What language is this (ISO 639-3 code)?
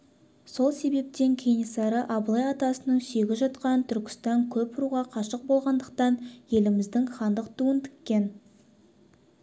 kaz